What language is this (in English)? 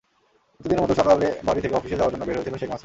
Bangla